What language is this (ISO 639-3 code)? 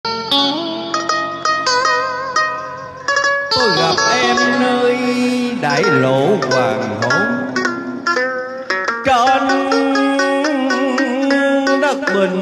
vie